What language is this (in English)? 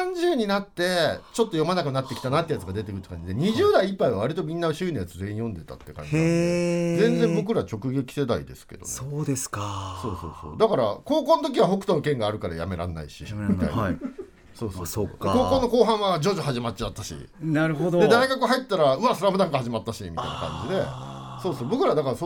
Japanese